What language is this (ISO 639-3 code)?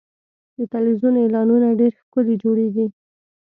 pus